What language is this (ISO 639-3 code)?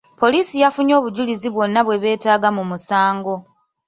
lug